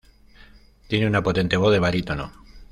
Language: Spanish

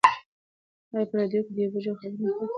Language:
Pashto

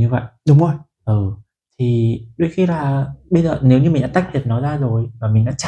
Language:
Vietnamese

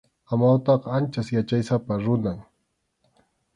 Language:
Arequipa-La Unión Quechua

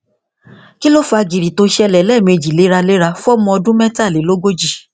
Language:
Yoruba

